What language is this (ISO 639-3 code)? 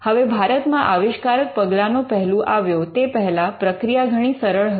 guj